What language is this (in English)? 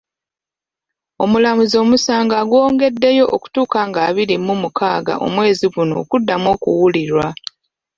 Ganda